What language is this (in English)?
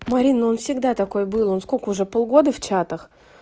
Russian